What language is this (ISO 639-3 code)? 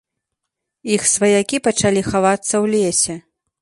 bel